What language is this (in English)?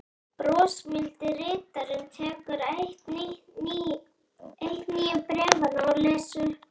Icelandic